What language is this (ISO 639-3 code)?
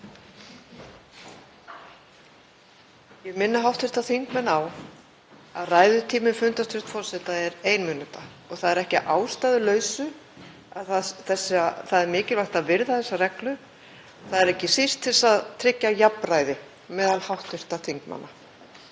isl